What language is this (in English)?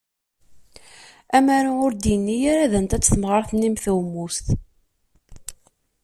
Kabyle